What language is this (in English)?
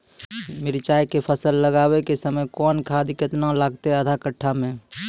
Maithili